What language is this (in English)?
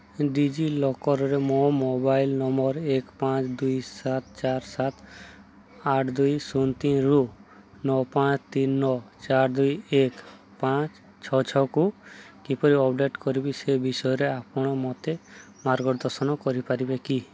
Odia